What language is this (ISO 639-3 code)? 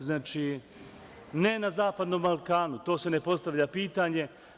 srp